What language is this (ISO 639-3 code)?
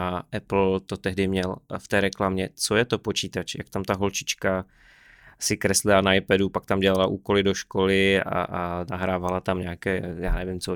ces